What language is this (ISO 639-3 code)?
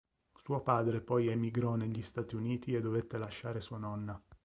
ita